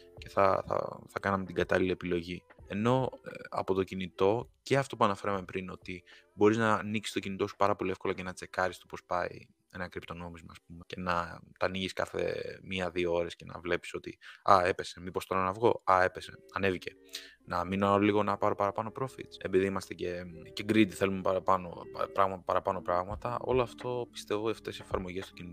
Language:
Greek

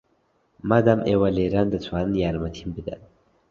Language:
Central Kurdish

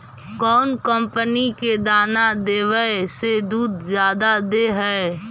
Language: Magahi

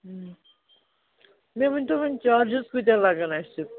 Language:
Kashmiri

